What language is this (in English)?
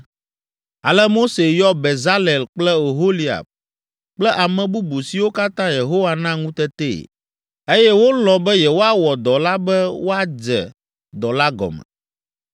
Ewe